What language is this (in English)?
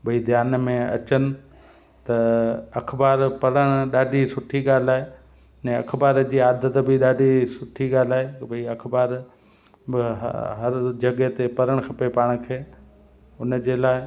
Sindhi